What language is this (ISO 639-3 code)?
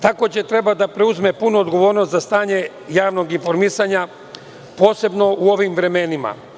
srp